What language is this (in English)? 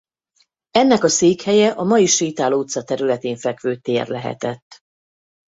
Hungarian